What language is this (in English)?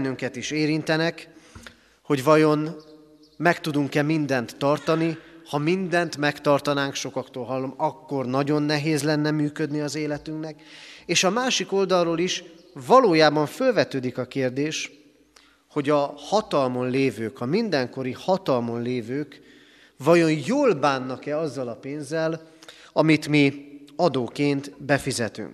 Hungarian